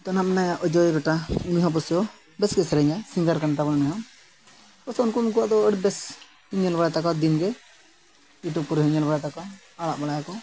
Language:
Santali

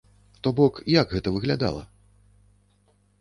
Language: Belarusian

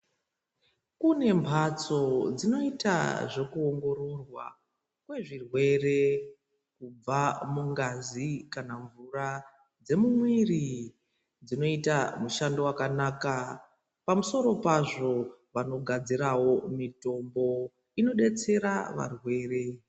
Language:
Ndau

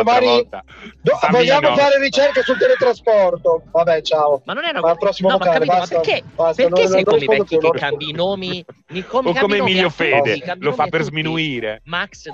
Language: Italian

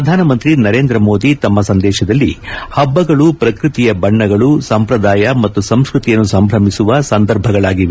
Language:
Kannada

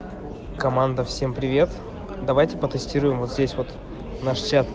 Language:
Russian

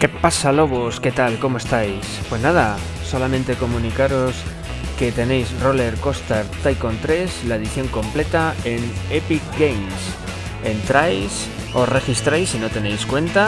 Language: Spanish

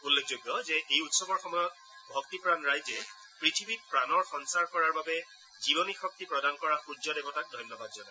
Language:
Assamese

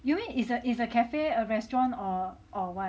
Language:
English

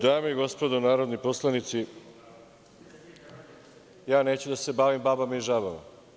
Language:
Serbian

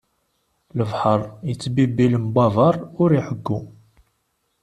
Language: Kabyle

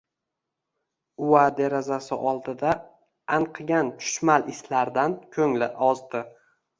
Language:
Uzbek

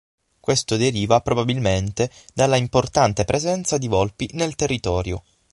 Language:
Italian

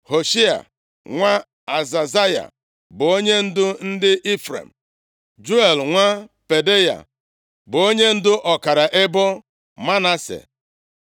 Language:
Igbo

